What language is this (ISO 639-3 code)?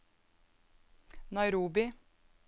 nor